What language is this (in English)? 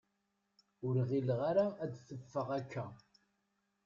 Kabyle